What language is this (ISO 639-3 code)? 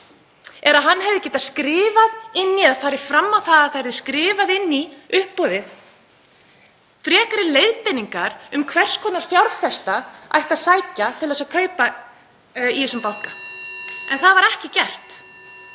isl